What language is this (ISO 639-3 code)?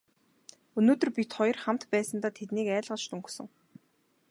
mon